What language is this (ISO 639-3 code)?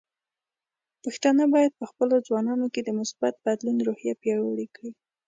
pus